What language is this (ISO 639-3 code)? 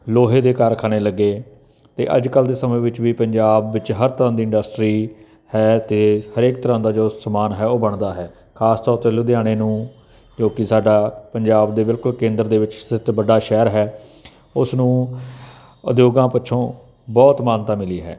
pan